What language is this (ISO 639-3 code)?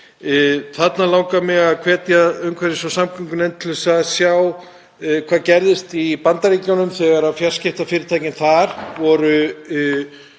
isl